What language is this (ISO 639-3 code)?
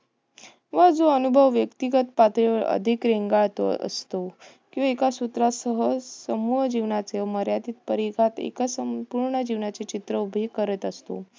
mar